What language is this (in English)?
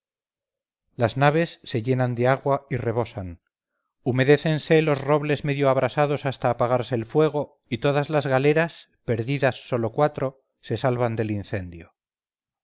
Spanish